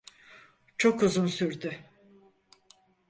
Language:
Turkish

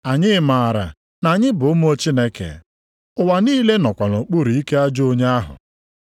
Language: Igbo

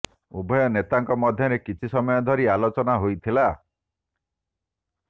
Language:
Odia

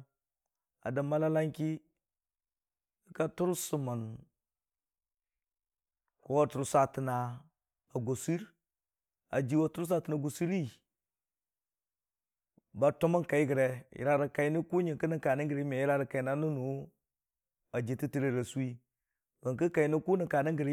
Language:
Dijim-Bwilim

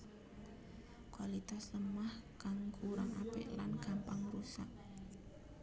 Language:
Javanese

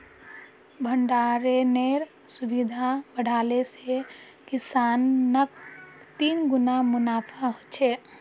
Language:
Magahi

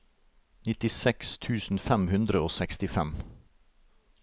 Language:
Norwegian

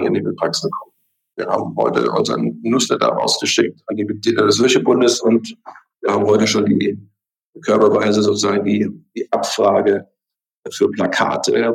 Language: German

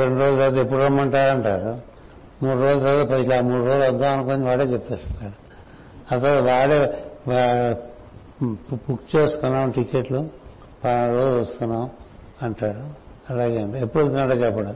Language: Telugu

